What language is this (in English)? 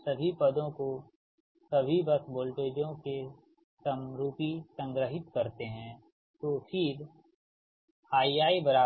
Hindi